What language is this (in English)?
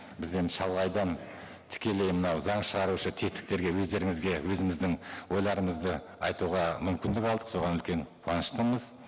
Kazakh